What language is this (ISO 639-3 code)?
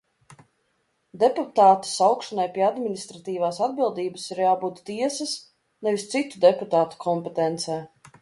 lav